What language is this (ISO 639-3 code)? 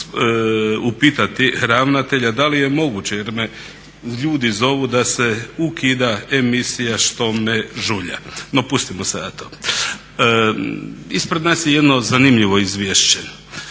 hrv